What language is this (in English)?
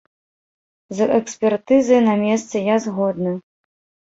Belarusian